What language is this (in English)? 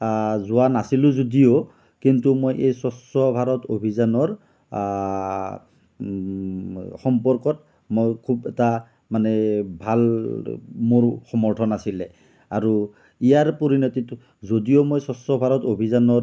Assamese